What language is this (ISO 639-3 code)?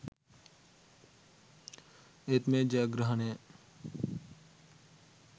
sin